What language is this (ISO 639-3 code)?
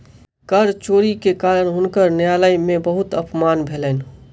mai